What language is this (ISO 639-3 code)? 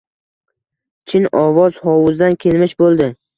uzb